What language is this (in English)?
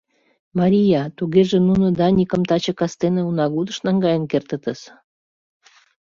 Mari